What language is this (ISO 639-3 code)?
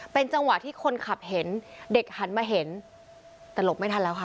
tha